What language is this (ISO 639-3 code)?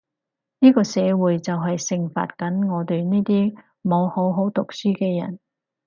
yue